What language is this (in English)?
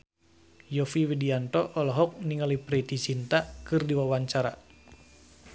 Sundanese